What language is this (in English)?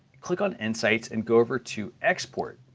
English